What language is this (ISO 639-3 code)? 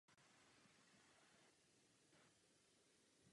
ces